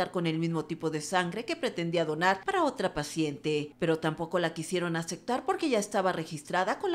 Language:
Spanish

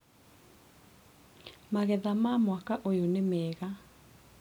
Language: Kikuyu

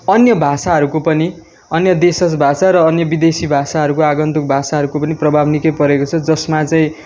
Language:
Nepali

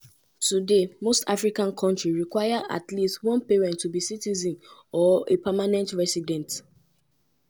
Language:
Nigerian Pidgin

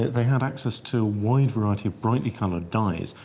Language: English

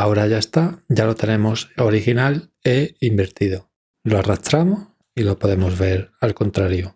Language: Spanish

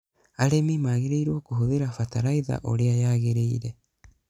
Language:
Kikuyu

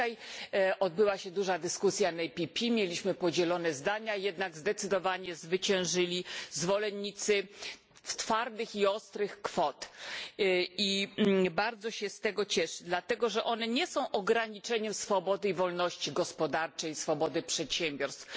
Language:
Polish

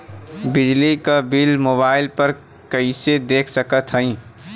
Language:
Bhojpuri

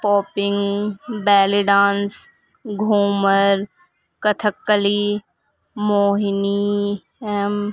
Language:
Urdu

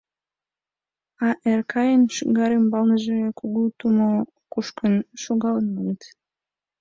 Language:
Mari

